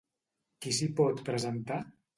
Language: Catalan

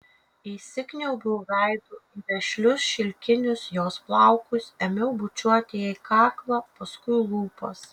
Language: Lithuanian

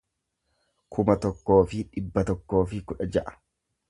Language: Oromo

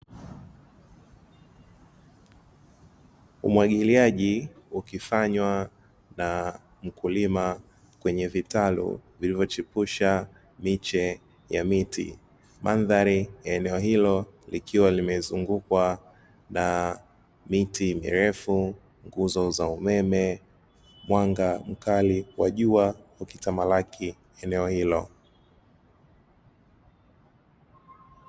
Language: Swahili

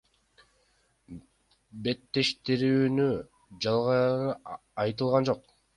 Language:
Kyrgyz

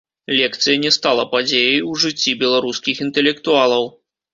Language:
Belarusian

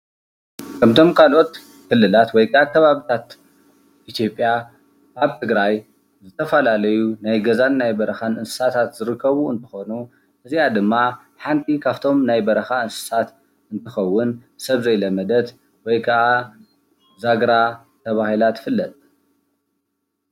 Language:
Tigrinya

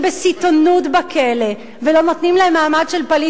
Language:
Hebrew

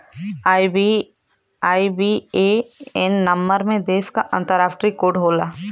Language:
Bhojpuri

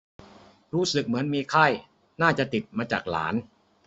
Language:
Thai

